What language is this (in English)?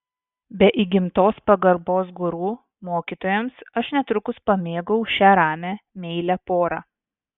Lithuanian